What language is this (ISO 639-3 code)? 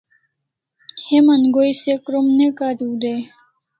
kls